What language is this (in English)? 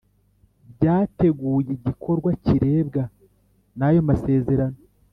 Kinyarwanda